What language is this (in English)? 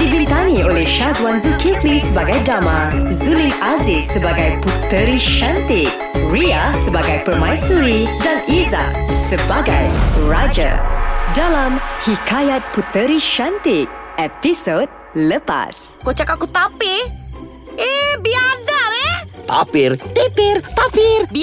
Malay